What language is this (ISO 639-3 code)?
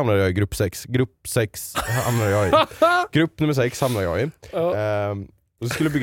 swe